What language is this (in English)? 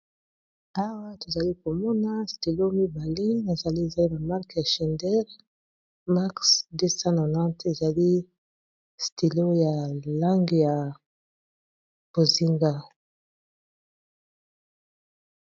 Lingala